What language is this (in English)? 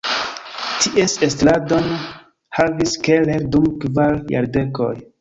Esperanto